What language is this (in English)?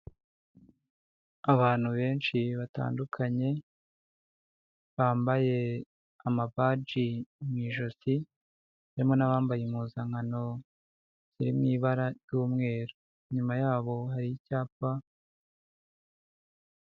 Kinyarwanda